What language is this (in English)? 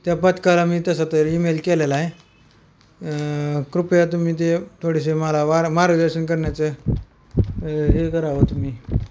Marathi